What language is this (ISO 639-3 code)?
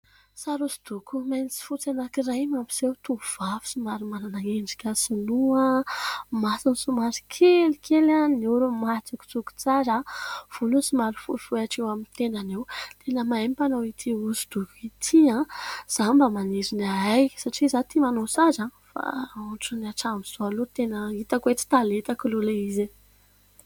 mlg